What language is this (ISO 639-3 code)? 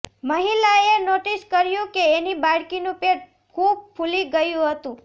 guj